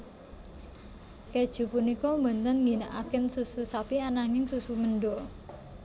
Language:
Javanese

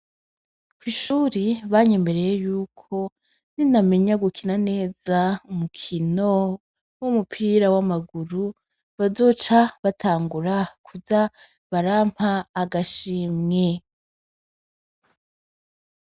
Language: Rundi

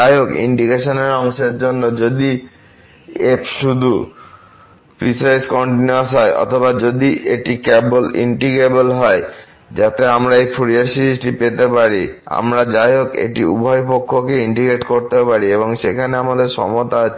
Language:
Bangla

